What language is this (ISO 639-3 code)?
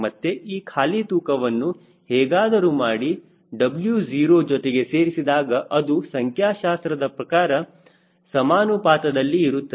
kan